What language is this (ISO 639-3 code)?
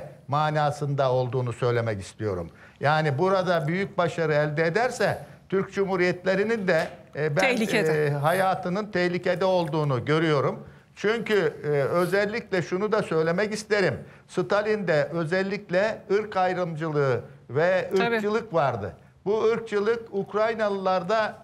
tur